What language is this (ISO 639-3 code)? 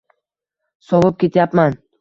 uzb